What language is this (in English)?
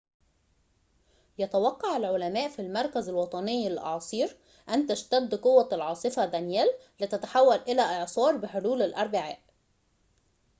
Arabic